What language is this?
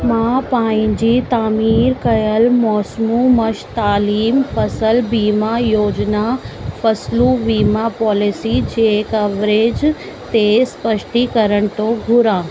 Sindhi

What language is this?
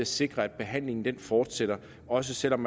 Danish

